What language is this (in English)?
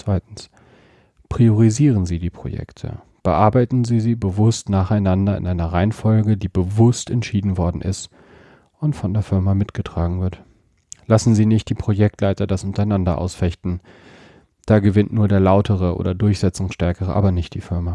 German